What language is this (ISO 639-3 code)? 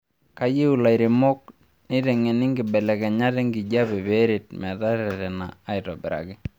mas